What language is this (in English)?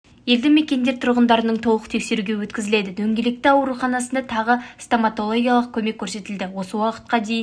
Kazakh